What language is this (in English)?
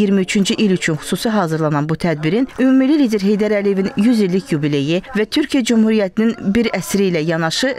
Turkish